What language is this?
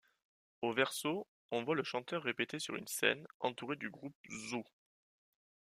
French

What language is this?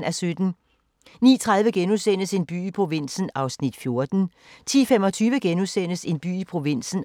Danish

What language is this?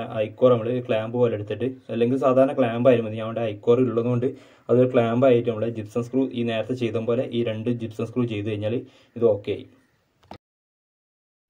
Malayalam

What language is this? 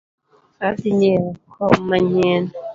Luo (Kenya and Tanzania)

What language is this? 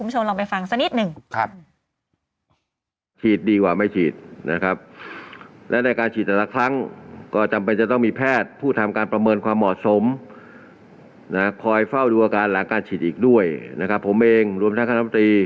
Thai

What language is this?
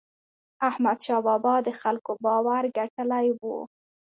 Pashto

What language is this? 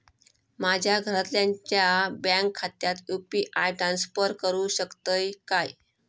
Marathi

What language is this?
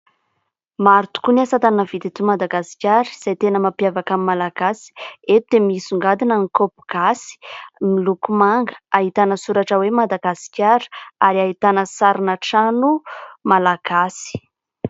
Malagasy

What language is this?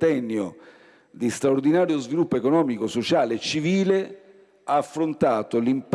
Italian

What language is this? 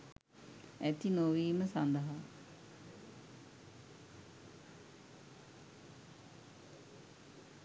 Sinhala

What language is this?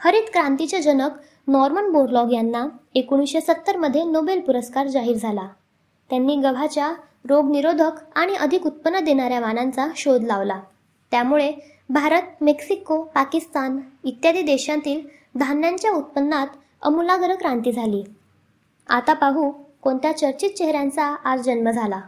Marathi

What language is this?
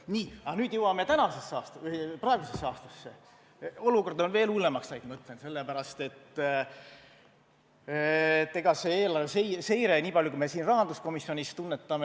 Estonian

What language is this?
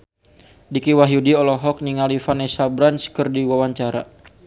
Sundanese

